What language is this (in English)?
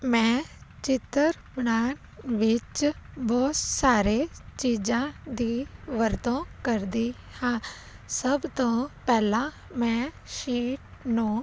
Punjabi